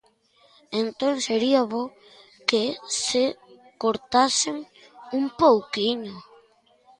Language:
Galician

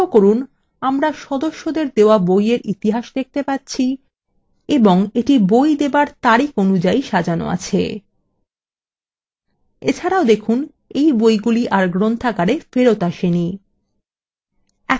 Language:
Bangla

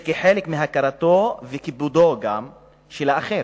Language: Hebrew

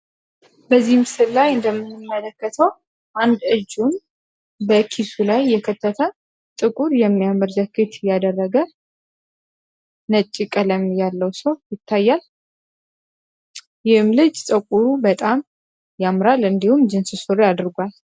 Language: Amharic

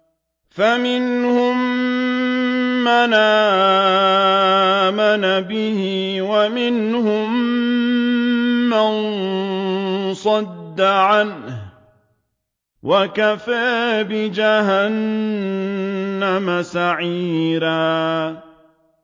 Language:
Arabic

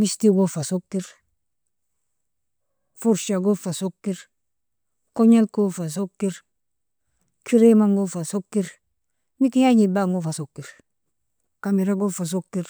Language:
Nobiin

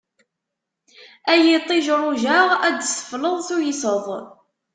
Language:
Kabyle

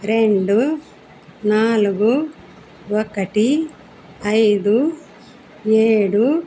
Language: Telugu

